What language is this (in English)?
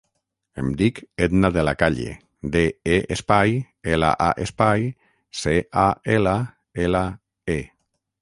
Catalan